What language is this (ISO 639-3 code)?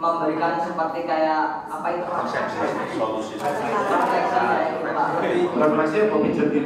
ind